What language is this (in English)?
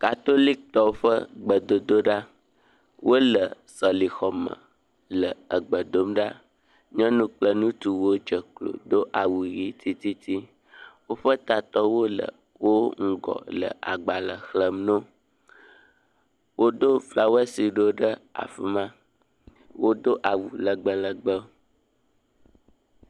Ewe